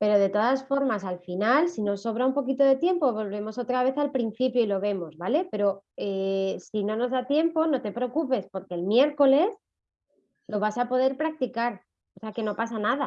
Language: Spanish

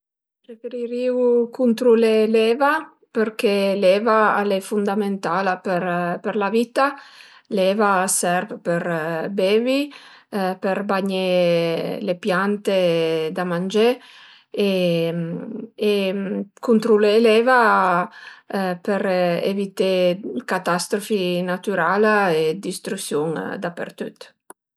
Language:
Piedmontese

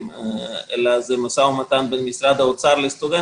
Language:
Hebrew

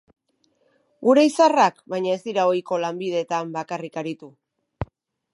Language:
Basque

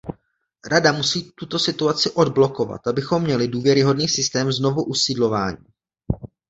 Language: Czech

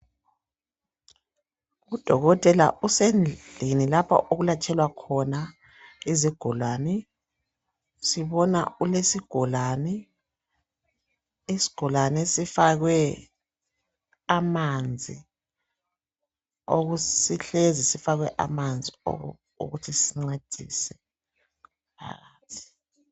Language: North Ndebele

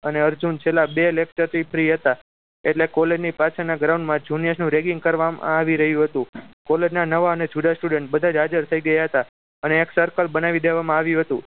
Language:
Gujarati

